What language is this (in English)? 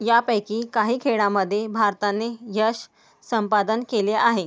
Marathi